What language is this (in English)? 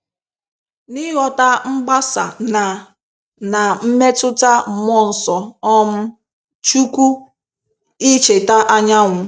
Igbo